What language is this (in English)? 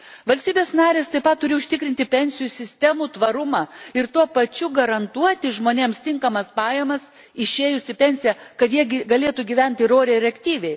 Lithuanian